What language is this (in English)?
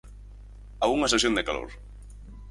Galician